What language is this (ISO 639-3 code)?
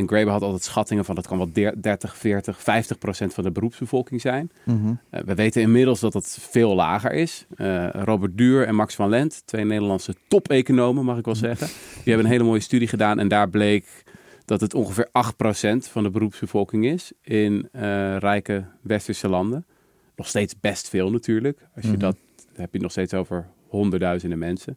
nld